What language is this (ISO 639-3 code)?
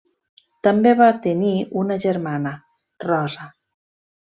cat